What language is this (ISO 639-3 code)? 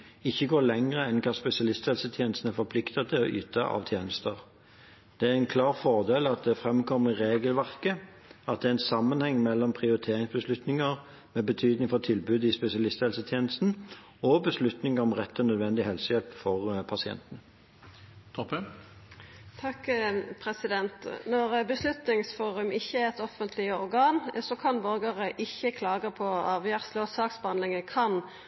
nor